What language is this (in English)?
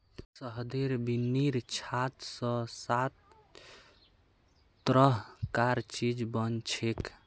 Magahi